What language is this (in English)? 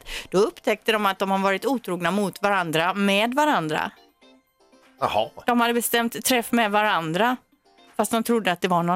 Swedish